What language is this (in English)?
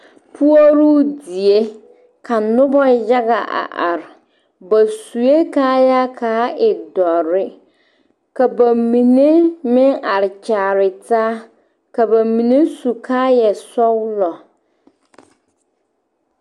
Southern Dagaare